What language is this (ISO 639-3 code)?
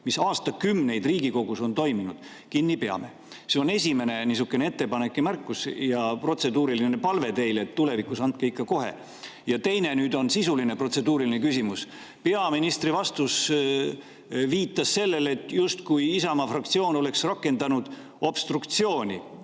est